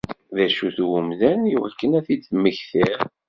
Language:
Kabyle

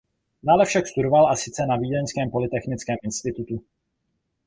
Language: Czech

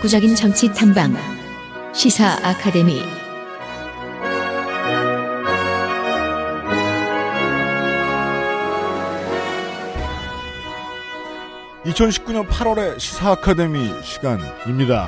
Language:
Korean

